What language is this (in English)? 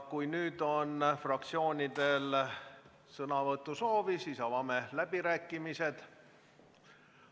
Estonian